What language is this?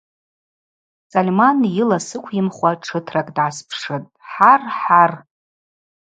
Abaza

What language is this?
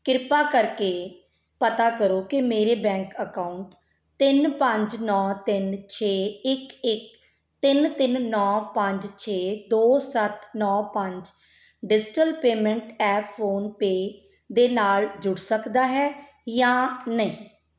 Punjabi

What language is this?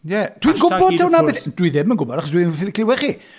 Welsh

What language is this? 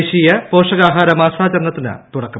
Malayalam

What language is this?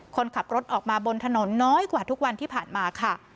Thai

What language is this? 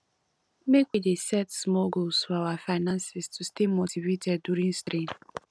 Nigerian Pidgin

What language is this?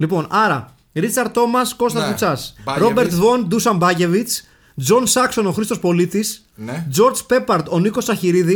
Greek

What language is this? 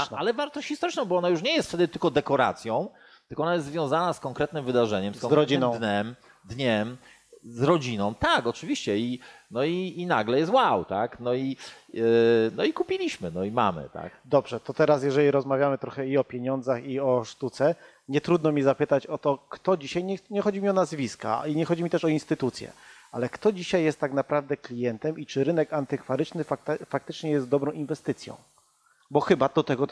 Polish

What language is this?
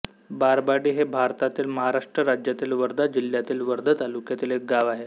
Marathi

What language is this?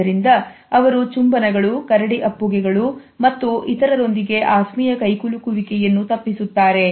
Kannada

